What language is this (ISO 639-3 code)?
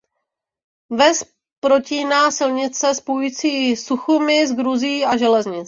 ces